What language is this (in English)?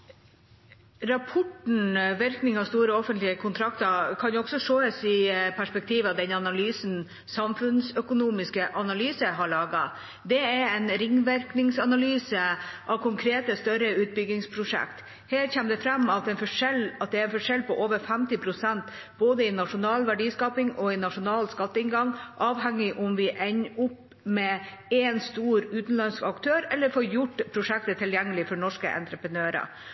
Norwegian